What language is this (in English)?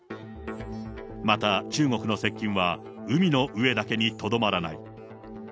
Japanese